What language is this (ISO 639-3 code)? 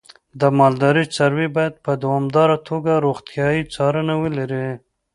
pus